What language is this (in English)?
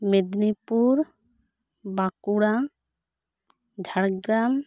Santali